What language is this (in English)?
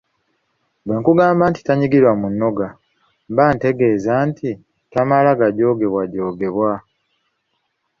Ganda